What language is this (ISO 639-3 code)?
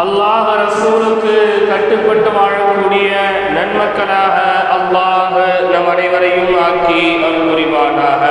tam